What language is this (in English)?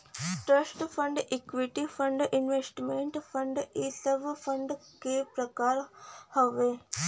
Bhojpuri